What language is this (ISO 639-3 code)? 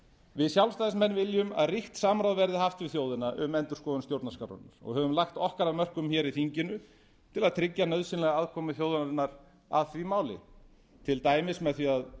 isl